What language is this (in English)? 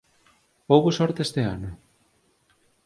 Galician